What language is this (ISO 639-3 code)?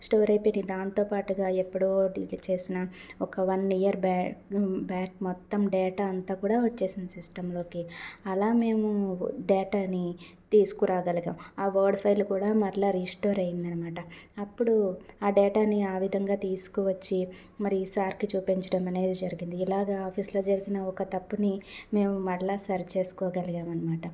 tel